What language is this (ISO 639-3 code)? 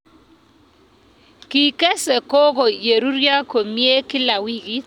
kln